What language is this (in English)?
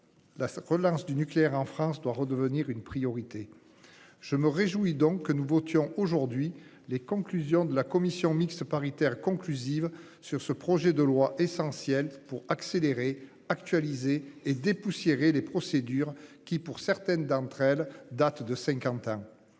French